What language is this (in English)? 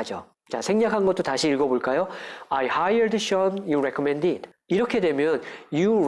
Korean